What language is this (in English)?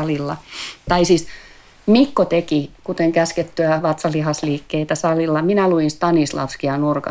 Finnish